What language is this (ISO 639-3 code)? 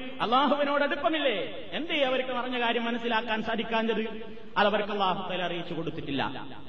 mal